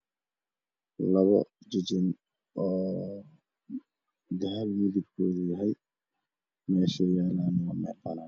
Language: Somali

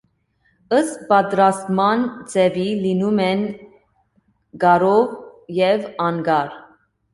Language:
Armenian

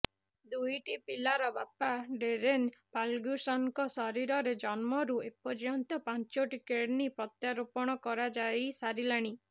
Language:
Odia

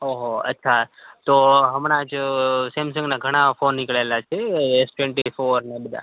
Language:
Gujarati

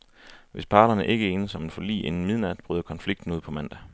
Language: Danish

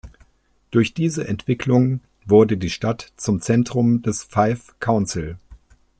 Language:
German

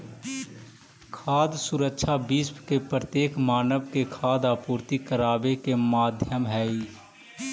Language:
Magahi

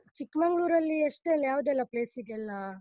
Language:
Kannada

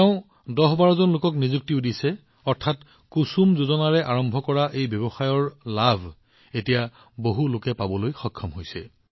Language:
Assamese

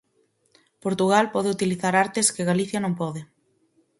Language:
Galician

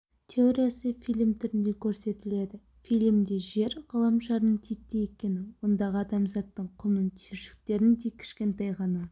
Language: Kazakh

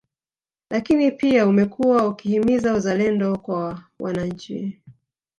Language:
Swahili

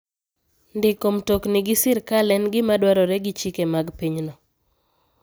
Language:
Luo (Kenya and Tanzania)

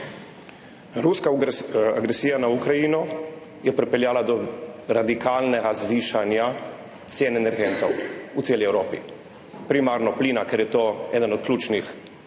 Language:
Slovenian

